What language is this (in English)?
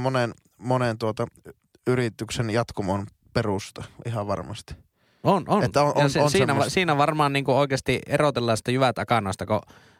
Finnish